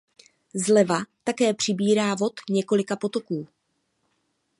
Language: Czech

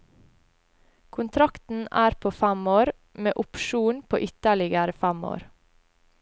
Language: Norwegian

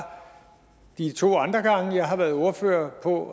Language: Danish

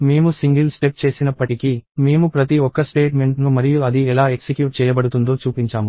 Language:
Telugu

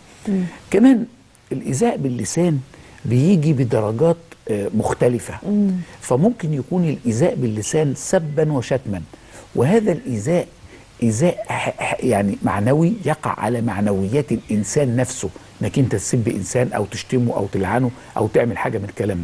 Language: Arabic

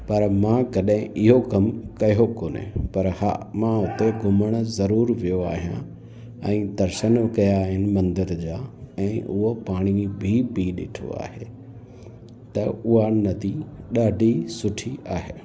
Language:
Sindhi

